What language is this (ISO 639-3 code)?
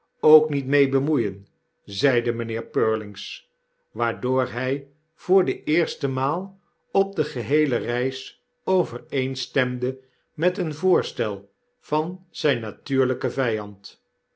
nld